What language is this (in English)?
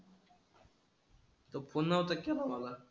Marathi